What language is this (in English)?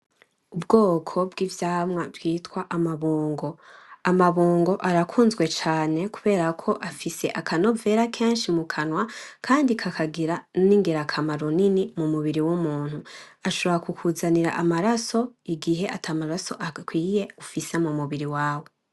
Rundi